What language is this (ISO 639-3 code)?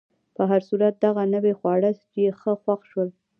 pus